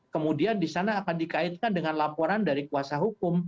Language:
Indonesian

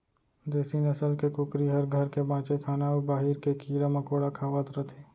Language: Chhattisgarhi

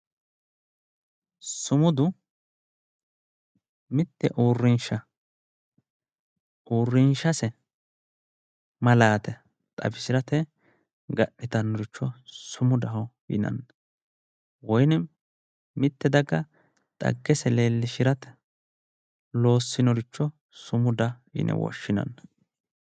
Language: Sidamo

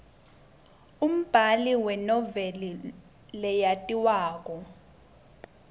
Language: Swati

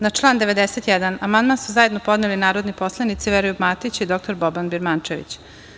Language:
Serbian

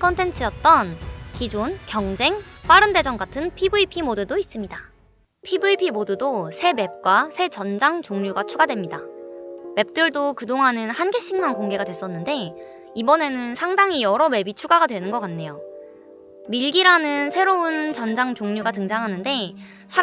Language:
Korean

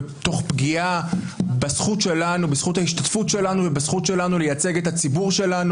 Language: Hebrew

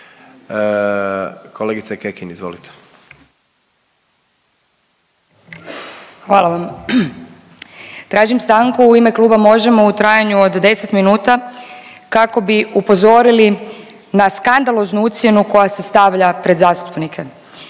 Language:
Croatian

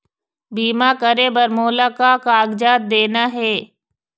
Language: Chhattisgarhi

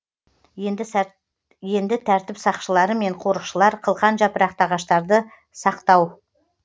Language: Kazakh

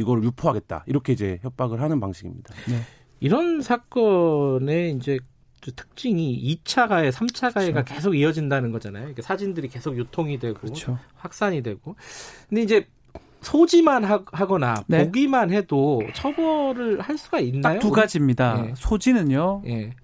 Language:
Korean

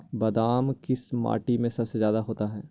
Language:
Magahi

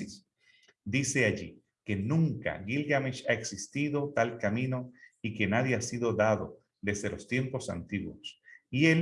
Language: Spanish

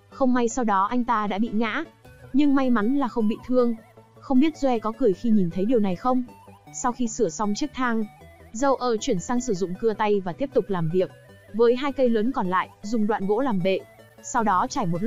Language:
Vietnamese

